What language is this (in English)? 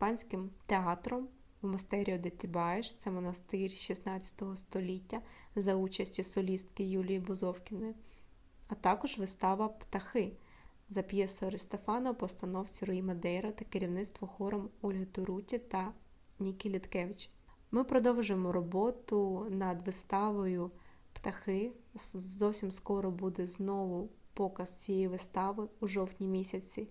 Ukrainian